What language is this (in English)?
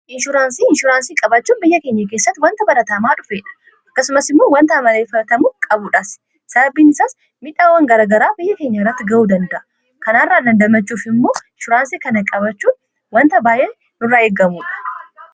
Oromo